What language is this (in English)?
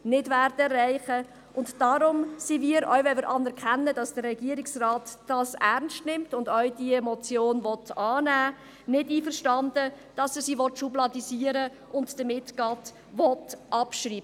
Swiss German